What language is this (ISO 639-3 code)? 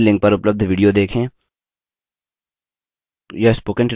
hin